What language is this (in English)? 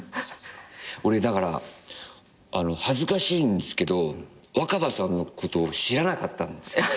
Japanese